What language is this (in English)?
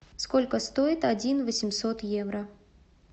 Russian